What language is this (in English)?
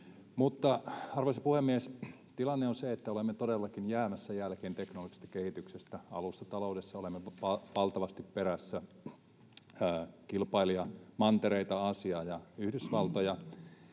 Finnish